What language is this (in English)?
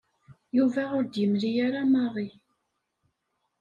Kabyle